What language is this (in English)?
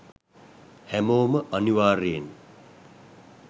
Sinhala